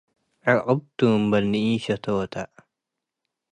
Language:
Tigre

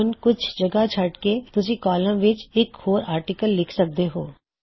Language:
Punjabi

